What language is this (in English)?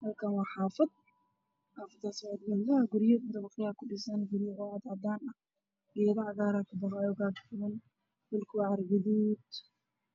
Somali